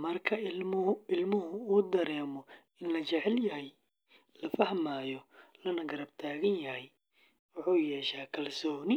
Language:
Somali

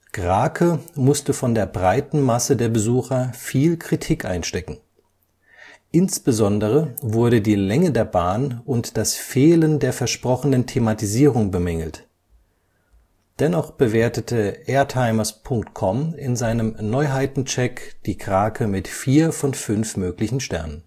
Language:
German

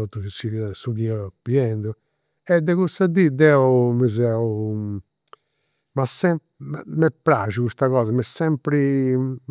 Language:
Campidanese Sardinian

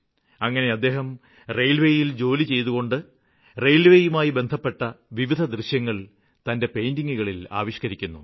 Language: Malayalam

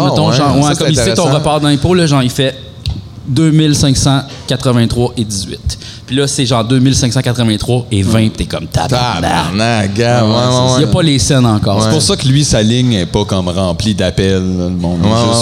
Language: French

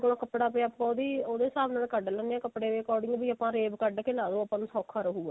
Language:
Punjabi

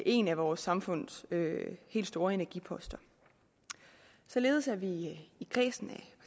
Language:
Danish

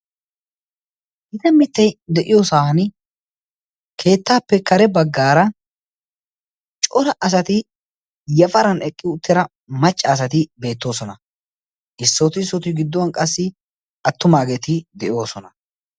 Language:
Wolaytta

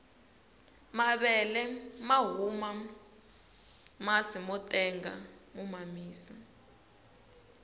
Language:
Tsonga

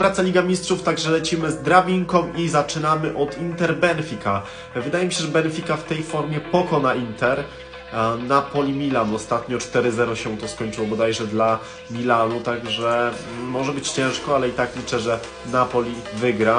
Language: Polish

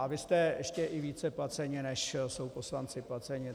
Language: Czech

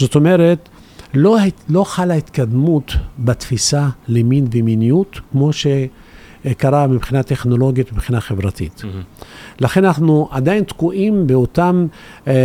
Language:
Hebrew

